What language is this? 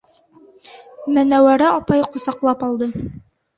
Bashkir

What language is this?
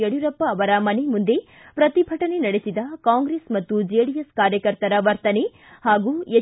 Kannada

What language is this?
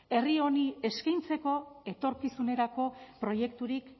Basque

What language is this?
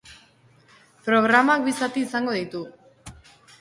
Basque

